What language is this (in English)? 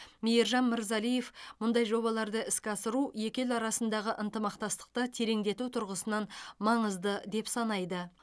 Kazakh